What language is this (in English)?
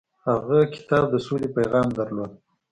Pashto